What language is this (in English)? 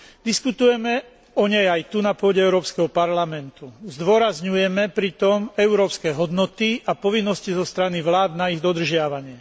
Slovak